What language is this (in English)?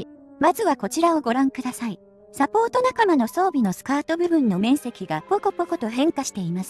Japanese